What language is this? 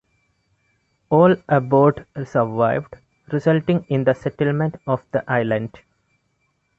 English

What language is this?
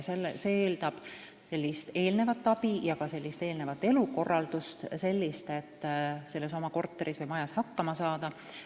Estonian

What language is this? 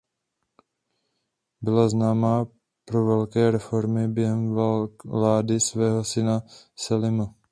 Czech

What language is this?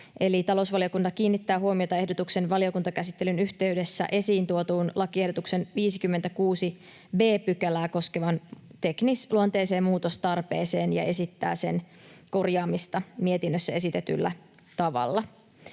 Finnish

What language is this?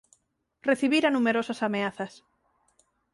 Galician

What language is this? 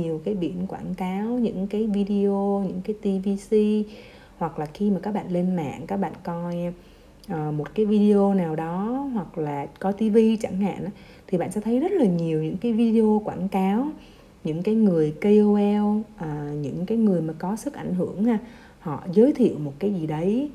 Vietnamese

